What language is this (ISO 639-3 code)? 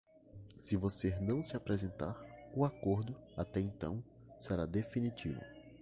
por